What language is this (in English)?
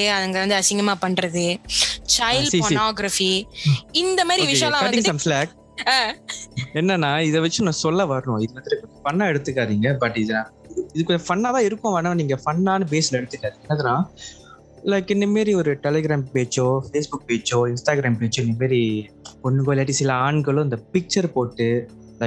Tamil